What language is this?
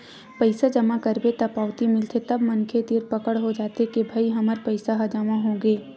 Chhattisgarhi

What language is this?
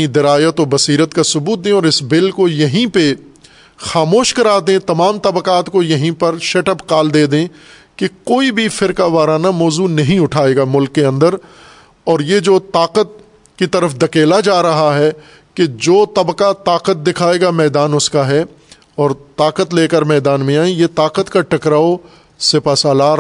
Urdu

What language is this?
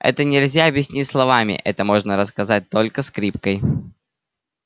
Russian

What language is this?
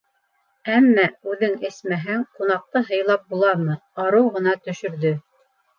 Bashkir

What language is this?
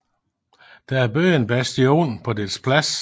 Danish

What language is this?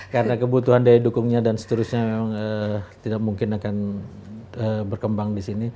Indonesian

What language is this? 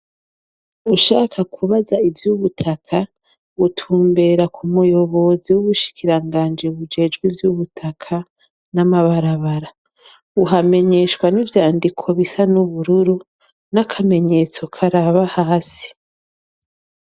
Rundi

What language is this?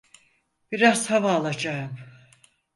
Turkish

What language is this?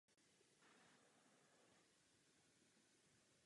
Czech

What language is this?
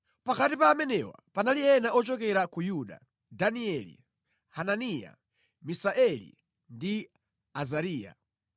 Nyanja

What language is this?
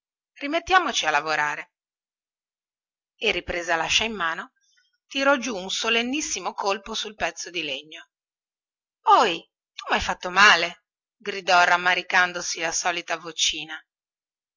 Italian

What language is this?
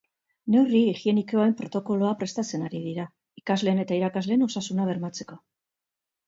Basque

